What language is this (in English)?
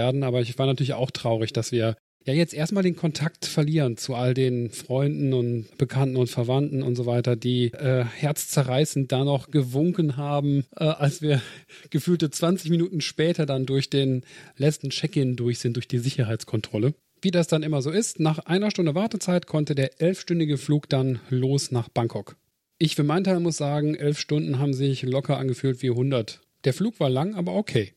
German